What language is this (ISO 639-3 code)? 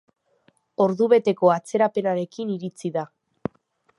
eus